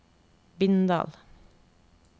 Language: Norwegian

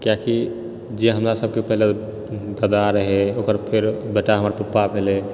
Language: Maithili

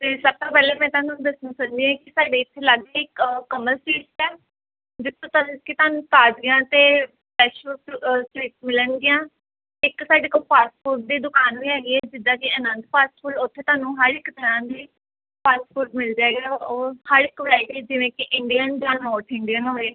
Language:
Punjabi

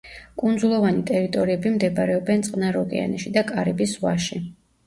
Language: Georgian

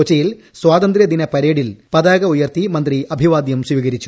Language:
Malayalam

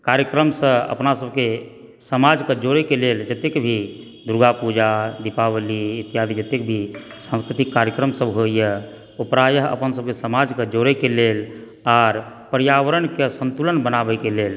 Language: Maithili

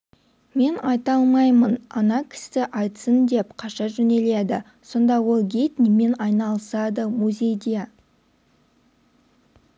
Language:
Kazakh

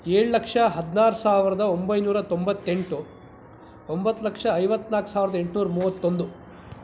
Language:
Kannada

